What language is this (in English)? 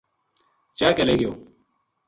Gujari